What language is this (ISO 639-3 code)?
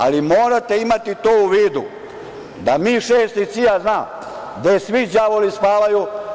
srp